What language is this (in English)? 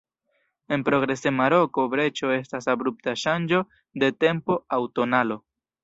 Esperanto